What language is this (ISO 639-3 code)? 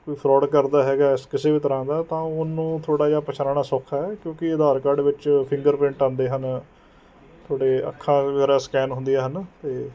pan